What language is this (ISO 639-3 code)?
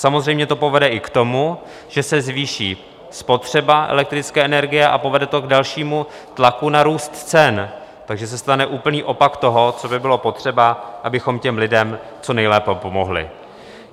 ces